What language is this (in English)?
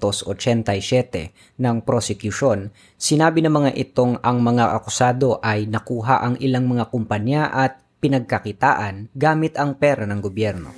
Filipino